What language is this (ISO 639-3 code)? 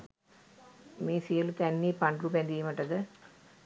sin